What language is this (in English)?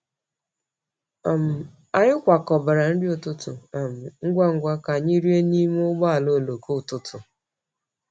Igbo